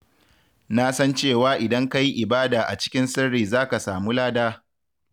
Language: Hausa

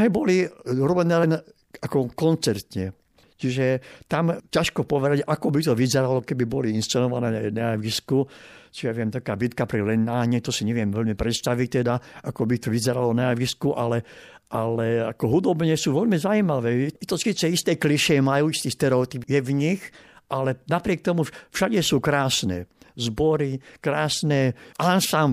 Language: Slovak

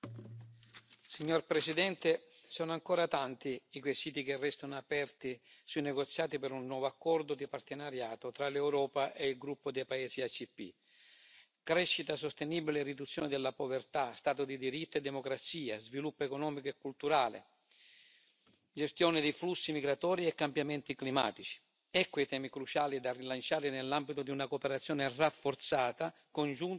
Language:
Italian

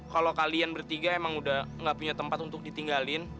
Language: Indonesian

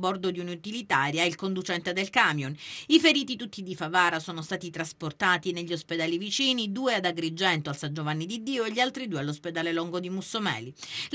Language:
Italian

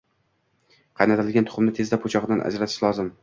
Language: Uzbek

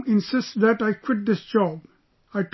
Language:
English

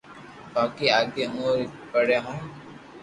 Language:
Loarki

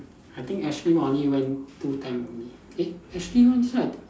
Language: English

